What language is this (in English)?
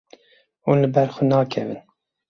Kurdish